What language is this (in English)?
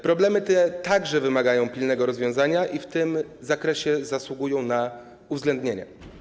Polish